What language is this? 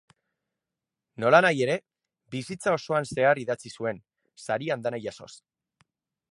Basque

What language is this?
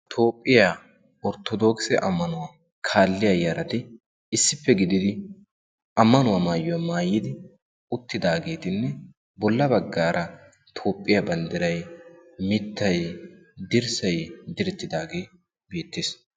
Wolaytta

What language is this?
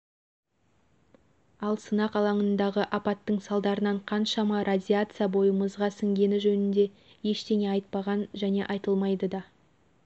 Kazakh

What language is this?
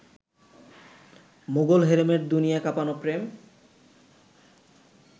Bangla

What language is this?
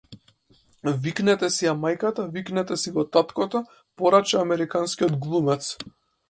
Macedonian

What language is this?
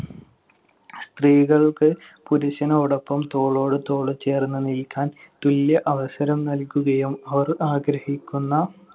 Malayalam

